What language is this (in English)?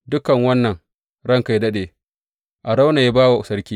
Hausa